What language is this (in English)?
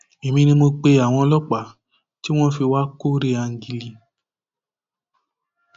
Yoruba